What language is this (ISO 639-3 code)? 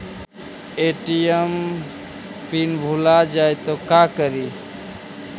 mag